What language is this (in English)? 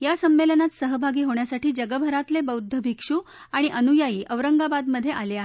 Marathi